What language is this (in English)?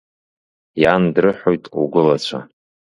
Abkhazian